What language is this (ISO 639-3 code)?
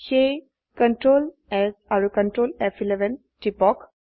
asm